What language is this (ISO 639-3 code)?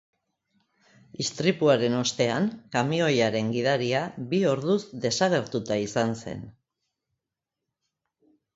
eus